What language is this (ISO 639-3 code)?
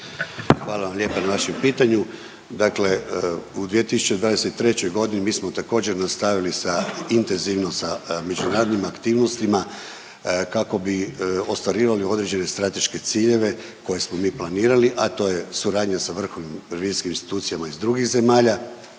hrv